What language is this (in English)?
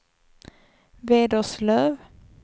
Swedish